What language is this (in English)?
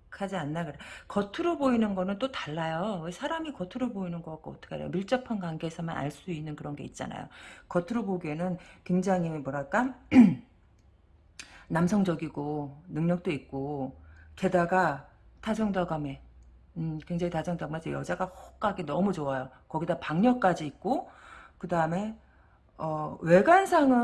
Korean